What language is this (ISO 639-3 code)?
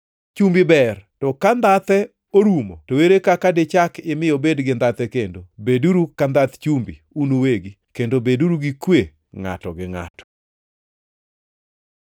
luo